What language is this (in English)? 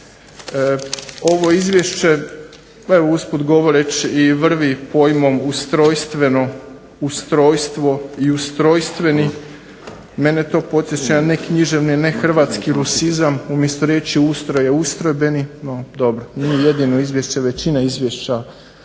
Croatian